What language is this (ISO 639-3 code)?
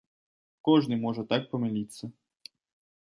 bel